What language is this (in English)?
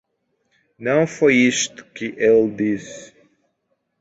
Portuguese